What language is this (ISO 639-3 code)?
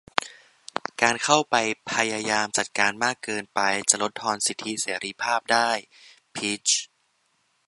tha